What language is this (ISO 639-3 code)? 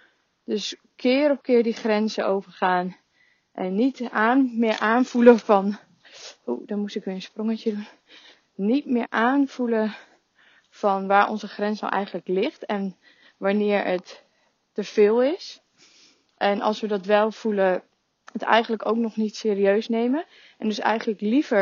nld